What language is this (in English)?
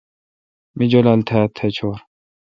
Kalkoti